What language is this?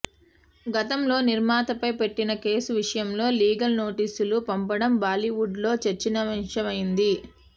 Telugu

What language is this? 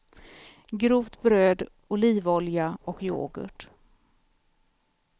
Swedish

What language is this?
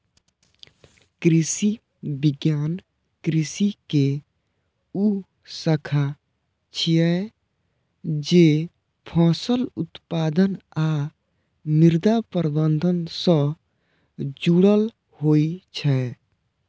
Maithili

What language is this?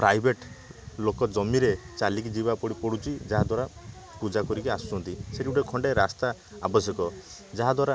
Odia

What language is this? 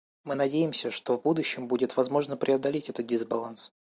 Russian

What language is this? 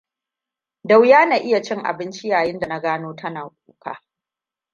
Hausa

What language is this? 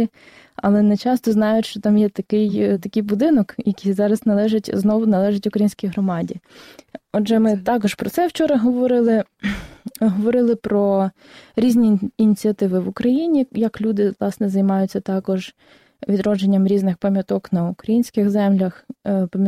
Ukrainian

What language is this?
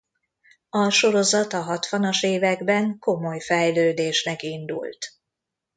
Hungarian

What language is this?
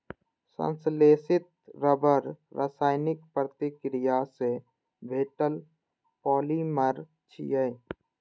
Maithili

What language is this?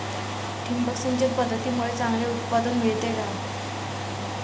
Marathi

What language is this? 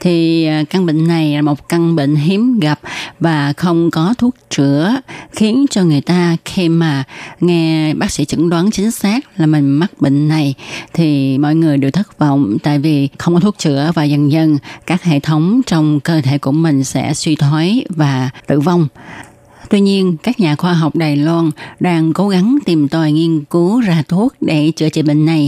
Vietnamese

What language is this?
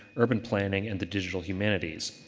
English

